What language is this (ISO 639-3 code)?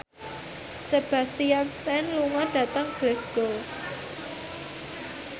jav